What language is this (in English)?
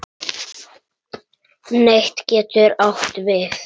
Icelandic